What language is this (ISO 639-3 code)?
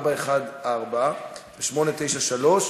heb